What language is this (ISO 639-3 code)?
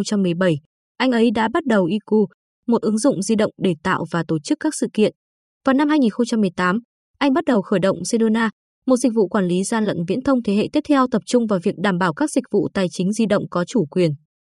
vie